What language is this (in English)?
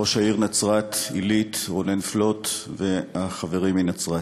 Hebrew